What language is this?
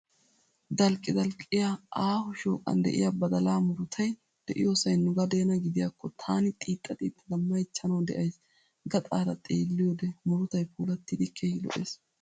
Wolaytta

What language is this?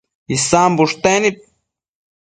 Matsés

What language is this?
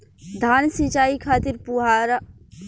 Bhojpuri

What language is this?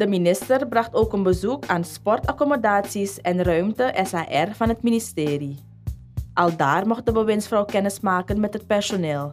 Dutch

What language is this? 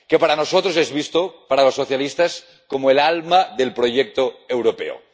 Spanish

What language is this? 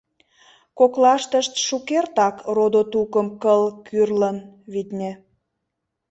Mari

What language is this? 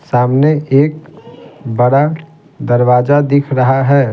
Hindi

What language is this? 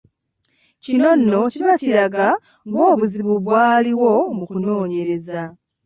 Ganda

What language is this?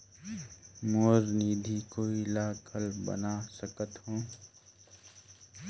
Chhattisgarhi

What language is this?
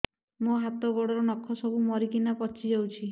Odia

